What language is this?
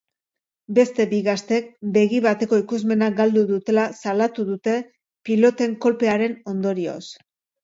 Basque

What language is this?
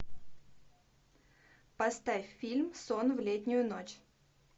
Russian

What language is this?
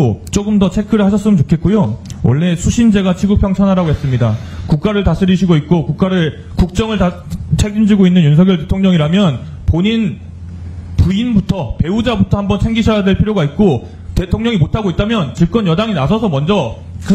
Korean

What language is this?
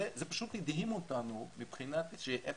Hebrew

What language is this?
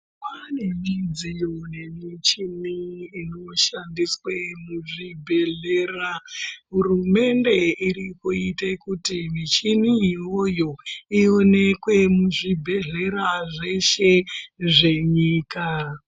Ndau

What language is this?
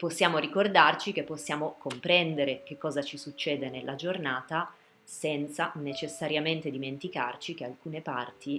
Italian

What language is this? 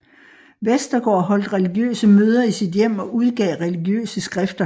Danish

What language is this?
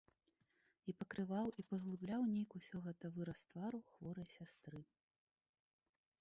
Belarusian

